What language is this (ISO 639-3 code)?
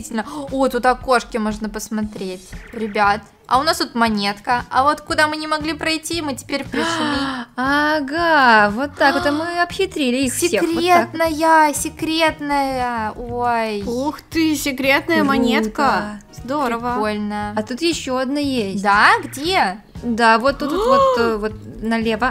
rus